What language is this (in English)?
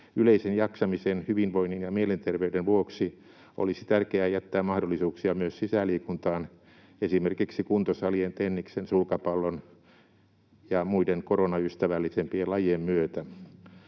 Finnish